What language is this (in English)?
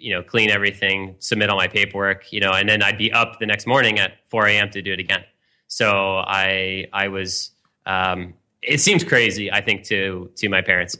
English